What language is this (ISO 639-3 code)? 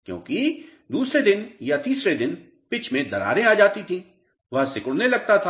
hin